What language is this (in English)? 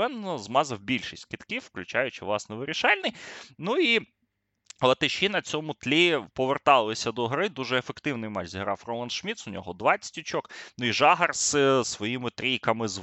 Ukrainian